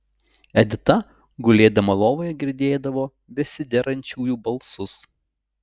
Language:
Lithuanian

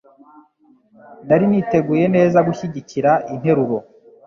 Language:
Kinyarwanda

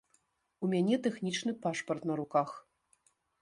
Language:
Belarusian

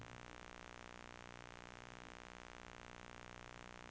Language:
Norwegian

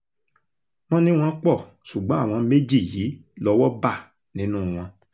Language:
Yoruba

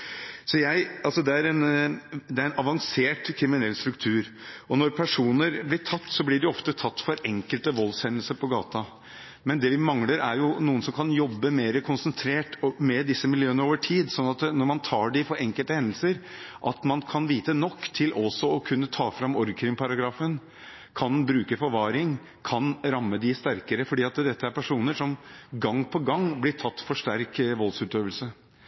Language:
Norwegian Bokmål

